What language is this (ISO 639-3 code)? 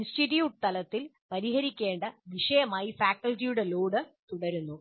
mal